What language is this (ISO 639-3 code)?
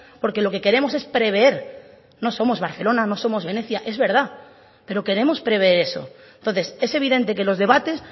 spa